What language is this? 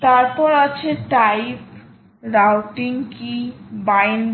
Bangla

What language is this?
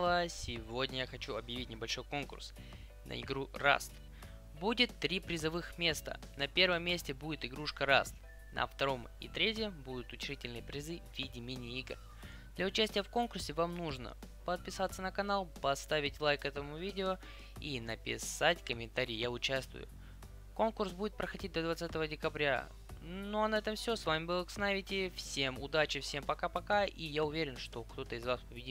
Russian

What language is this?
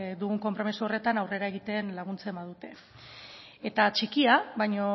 Basque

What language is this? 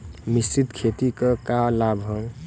Bhojpuri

